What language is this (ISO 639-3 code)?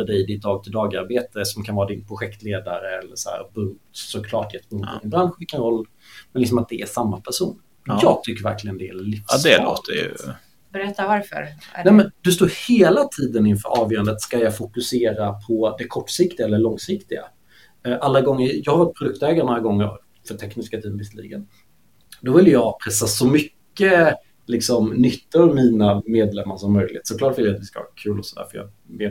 swe